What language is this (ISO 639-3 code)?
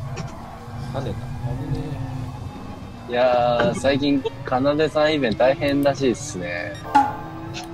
jpn